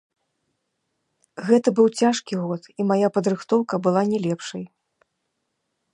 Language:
Belarusian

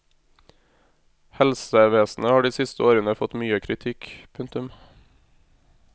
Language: Norwegian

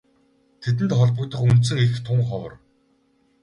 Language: Mongolian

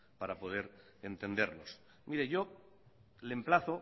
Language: Spanish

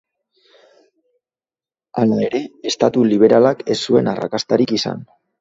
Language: Basque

